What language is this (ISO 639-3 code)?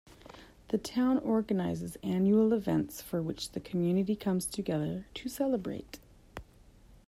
eng